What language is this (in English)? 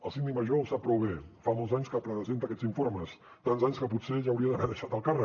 Catalan